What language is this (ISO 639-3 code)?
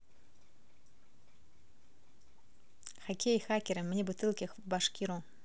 rus